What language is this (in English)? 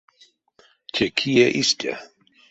Erzya